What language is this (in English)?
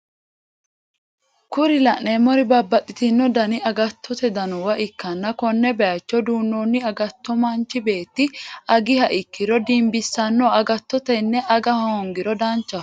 Sidamo